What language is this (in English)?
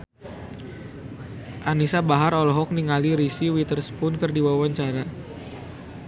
Sundanese